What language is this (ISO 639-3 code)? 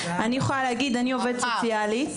heb